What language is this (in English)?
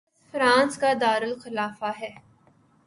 Urdu